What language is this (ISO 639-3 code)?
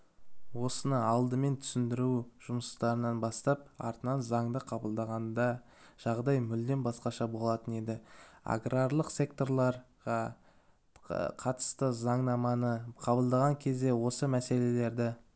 kaz